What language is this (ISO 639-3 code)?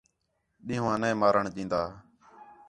xhe